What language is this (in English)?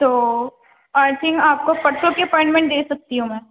Urdu